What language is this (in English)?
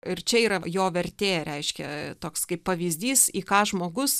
Lithuanian